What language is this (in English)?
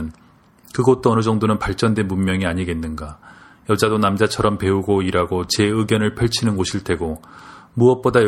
Korean